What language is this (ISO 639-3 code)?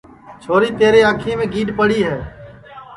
ssi